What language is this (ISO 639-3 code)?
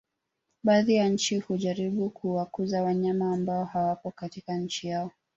swa